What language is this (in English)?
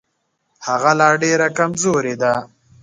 Pashto